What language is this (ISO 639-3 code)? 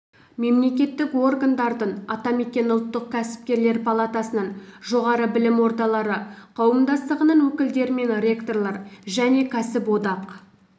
kaz